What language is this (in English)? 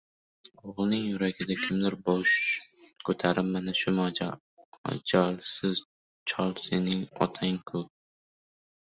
Uzbek